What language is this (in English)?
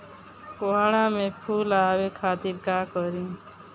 Bhojpuri